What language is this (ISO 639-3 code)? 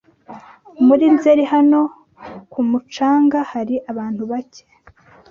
kin